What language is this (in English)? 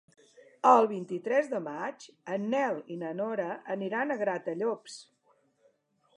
Catalan